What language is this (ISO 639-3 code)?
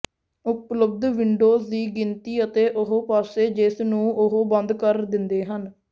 pan